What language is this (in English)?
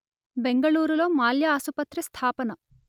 Telugu